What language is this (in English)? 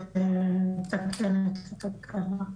Hebrew